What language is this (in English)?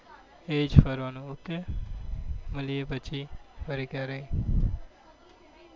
Gujarati